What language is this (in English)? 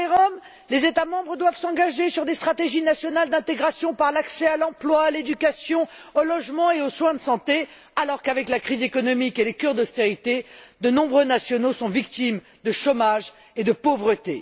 French